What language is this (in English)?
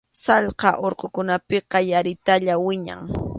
Arequipa-La Unión Quechua